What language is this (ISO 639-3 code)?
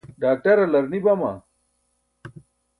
bsk